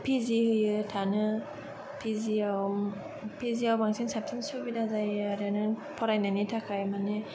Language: Bodo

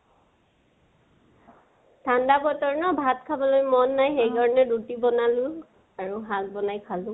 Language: Assamese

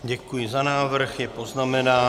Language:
Czech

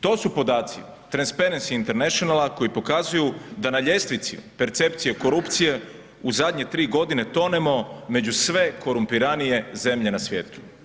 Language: Croatian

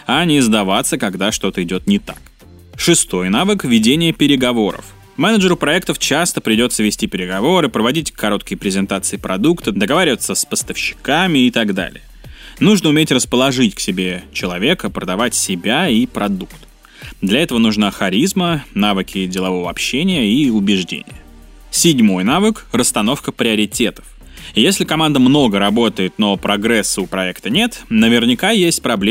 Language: Russian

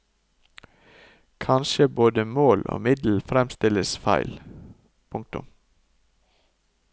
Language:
Norwegian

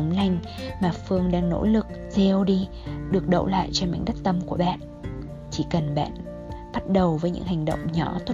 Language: Vietnamese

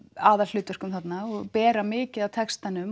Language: Icelandic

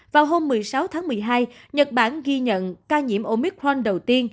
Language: Vietnamese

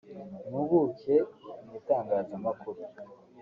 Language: Kinyarwanda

